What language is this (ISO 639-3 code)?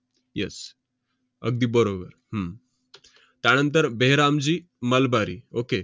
mar